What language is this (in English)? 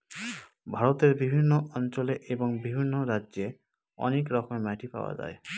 Bangla